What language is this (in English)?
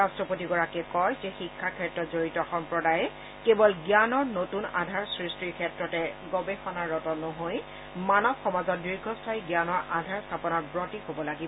Assamese